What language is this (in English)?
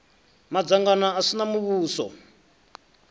Venda